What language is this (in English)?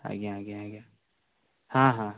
Odia